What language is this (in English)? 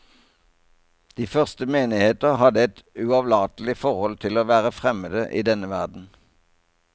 Norwegian